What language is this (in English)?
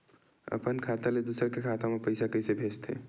Chhattisgarhi